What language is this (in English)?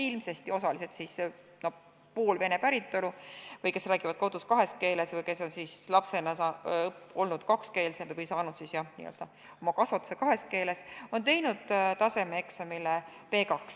Estonian